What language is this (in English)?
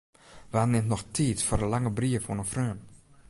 Western Frisian